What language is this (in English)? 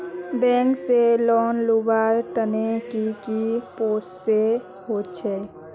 Magahi